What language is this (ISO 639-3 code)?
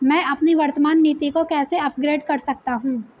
hin